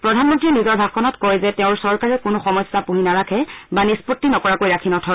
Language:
Assamese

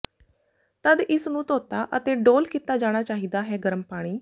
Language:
Punjabi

